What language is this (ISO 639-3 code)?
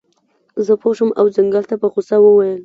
pus